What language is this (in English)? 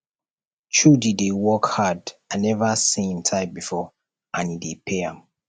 Nigerian Pidgin